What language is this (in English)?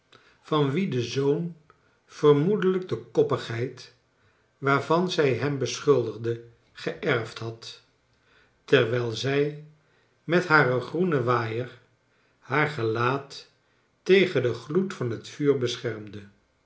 Dutch